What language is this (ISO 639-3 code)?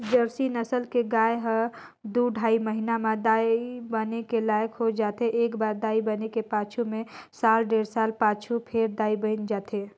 hne